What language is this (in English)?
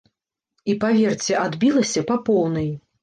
Belarusian